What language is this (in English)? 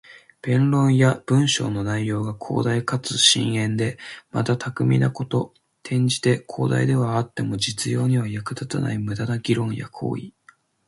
Japanese